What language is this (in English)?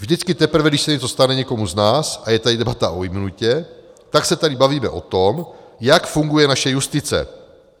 Czech